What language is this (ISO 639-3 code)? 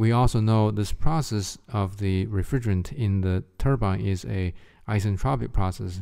eng